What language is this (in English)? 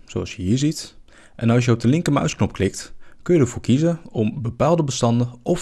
Dutch